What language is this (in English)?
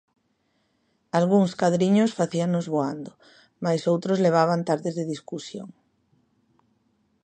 Galician